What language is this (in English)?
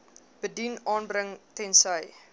Afrikaans